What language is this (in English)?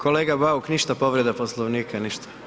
Croatian